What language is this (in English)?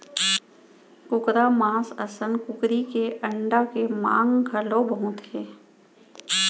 Chhattisgarhi